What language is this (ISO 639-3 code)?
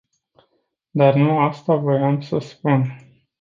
ron